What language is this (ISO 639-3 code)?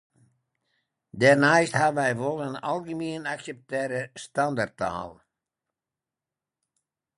fry